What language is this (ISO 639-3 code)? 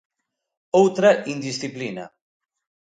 glg